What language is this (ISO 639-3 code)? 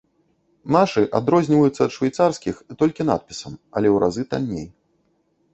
bel